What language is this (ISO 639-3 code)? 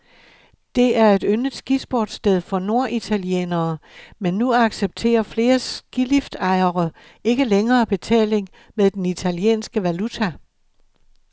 dan